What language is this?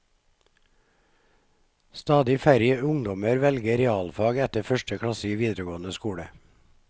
Norwegian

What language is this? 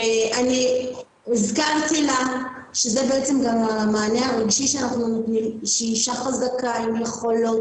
Hebrew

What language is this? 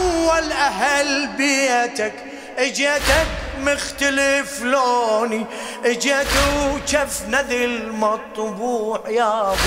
Arabic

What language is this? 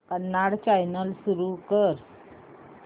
Marathi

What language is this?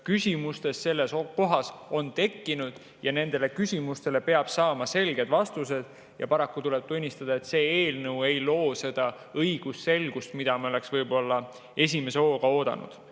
Estonian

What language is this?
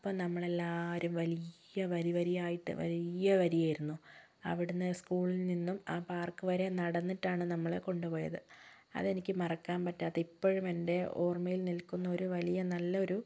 Malayalam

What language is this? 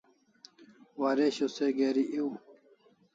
Kalasha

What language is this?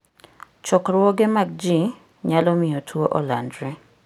Luo (Kenya and Tanzania)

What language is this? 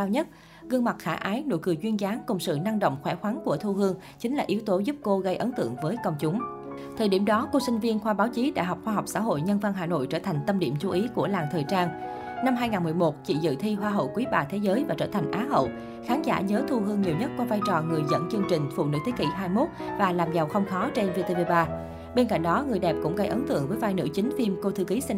Vietnamese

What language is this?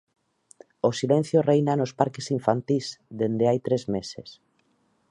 Galician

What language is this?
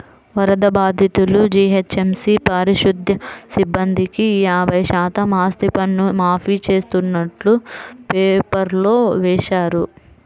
Telugu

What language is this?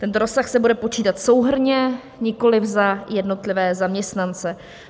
Czech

